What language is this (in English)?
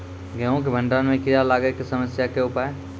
Maithili